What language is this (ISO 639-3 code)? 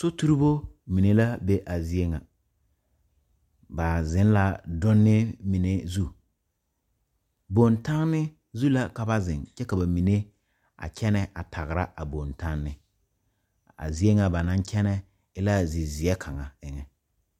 dga